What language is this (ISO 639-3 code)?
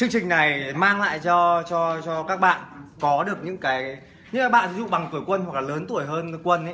vie